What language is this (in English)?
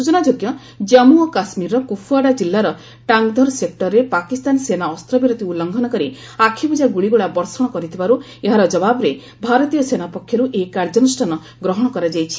Odia